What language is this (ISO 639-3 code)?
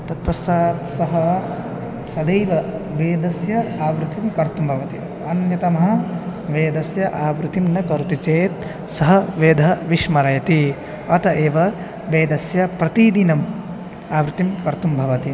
san